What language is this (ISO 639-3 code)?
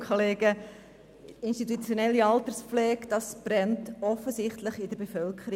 gsw